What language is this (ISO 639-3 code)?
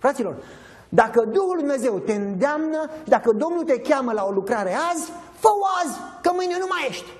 ron